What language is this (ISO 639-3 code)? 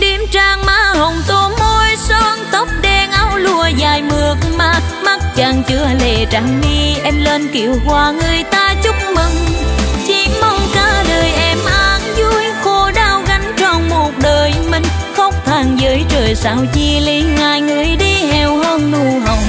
vie